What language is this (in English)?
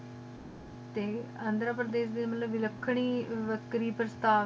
Punjabi